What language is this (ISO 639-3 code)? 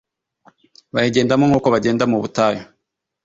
kin